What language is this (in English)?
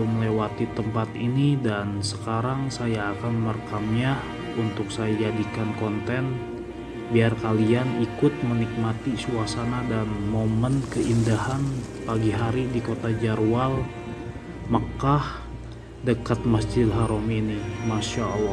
Indonesian